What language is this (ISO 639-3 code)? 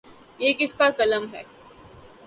urd